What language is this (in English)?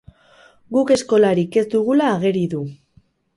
Basque